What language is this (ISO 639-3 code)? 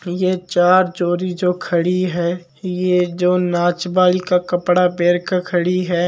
mwr